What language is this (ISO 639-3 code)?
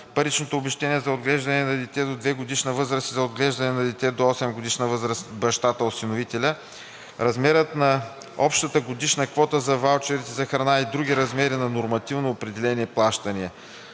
bul